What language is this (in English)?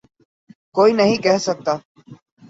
Urdu